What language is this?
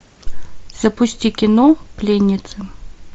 Russian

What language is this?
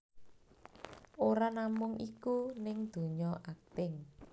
Javanese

